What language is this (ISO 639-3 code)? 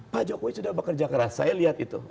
ind